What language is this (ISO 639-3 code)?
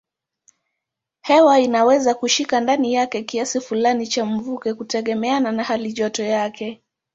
swa